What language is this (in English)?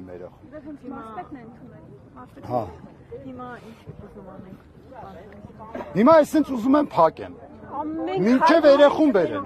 Turkish